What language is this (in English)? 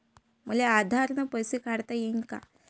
Marathi